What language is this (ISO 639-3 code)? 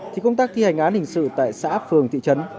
vie